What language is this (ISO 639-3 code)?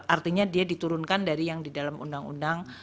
ind